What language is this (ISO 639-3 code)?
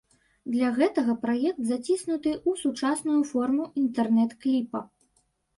bel